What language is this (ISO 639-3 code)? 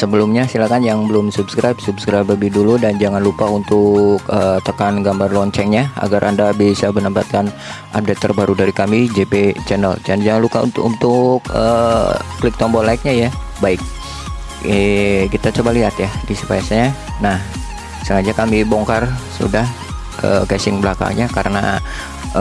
ind